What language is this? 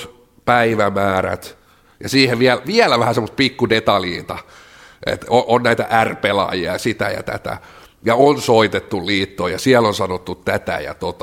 Finnish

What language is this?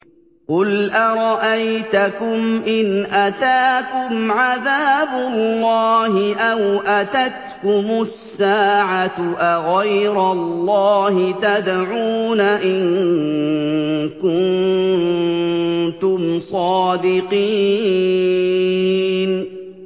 Arabic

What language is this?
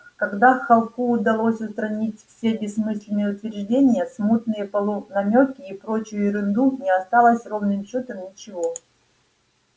Russian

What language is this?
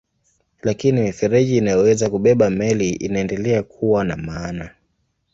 Swahili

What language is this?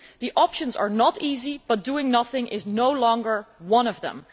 English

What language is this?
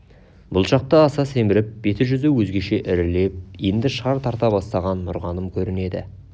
Kazakh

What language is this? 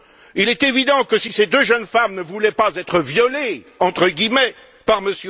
French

